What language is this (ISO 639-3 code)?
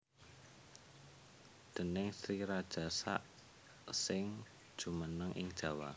jav